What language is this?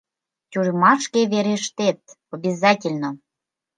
Mari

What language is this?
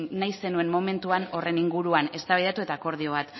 Basque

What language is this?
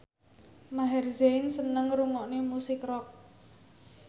Javanese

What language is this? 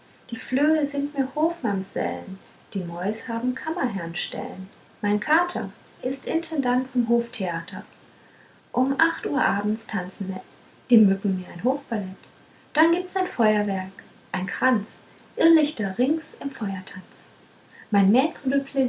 German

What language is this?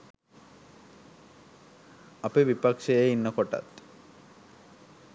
Sinhala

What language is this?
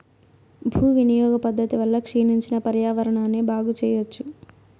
Telugu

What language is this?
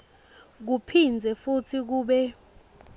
Swati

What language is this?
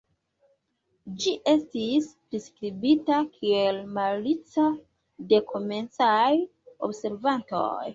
Esperanto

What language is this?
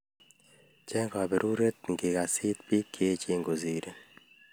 Kalenjin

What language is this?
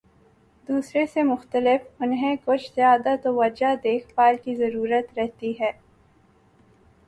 Urdu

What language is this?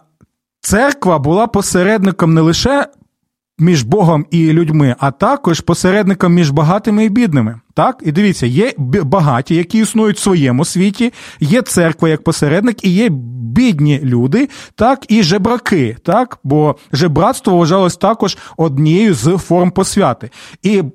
Ukrainian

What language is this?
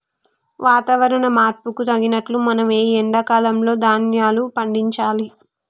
Telugu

